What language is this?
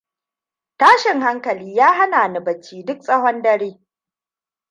Hausa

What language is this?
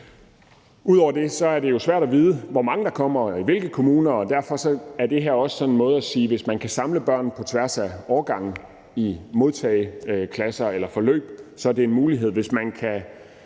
Danish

